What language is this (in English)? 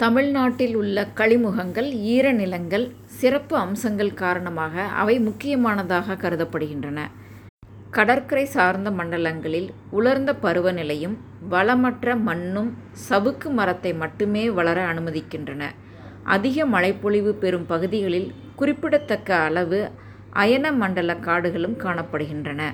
Tamil